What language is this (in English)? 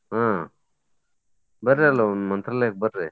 Kannada